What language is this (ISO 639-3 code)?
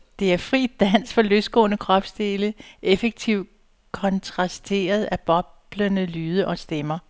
dan